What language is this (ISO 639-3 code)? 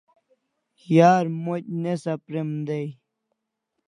kls